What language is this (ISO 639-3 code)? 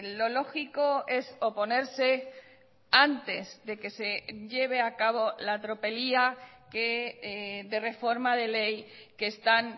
spa